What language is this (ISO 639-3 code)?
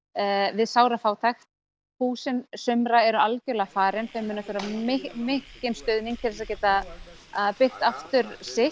isl